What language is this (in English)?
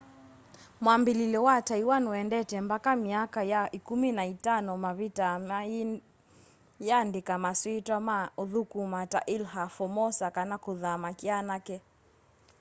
Kamba